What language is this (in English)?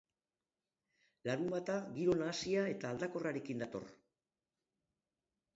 Basque